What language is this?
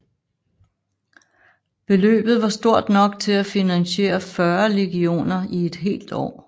Danish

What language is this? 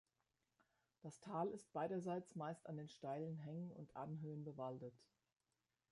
German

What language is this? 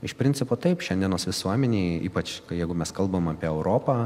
Lithuanian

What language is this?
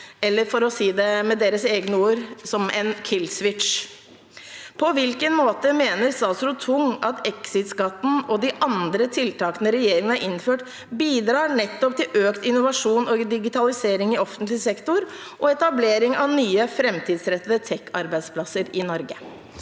Norwegian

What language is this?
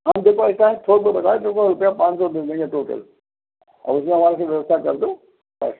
Hindi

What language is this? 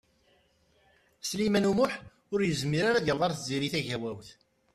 Kabyle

